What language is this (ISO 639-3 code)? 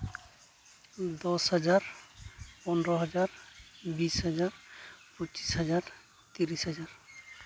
sat